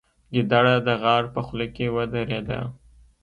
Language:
Pashto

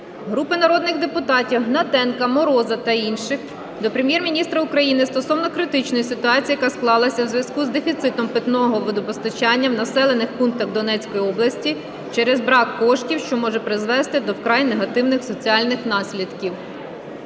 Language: Ukrainian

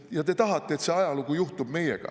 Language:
Estonian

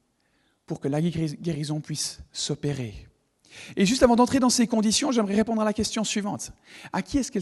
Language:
French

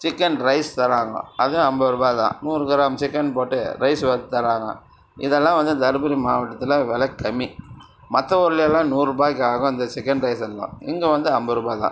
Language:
Tamil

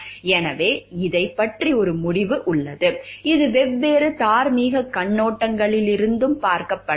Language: Tamil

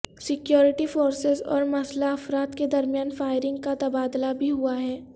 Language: Urdu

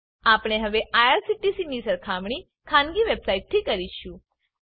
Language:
Gujarati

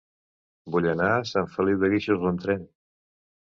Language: Catalan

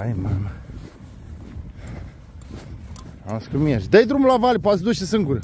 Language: Romanian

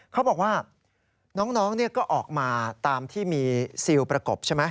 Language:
Thai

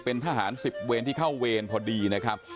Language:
Thai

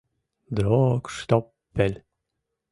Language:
Mari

